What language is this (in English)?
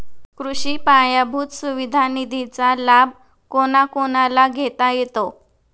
Marathi